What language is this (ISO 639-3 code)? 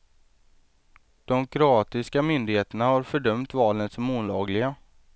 swe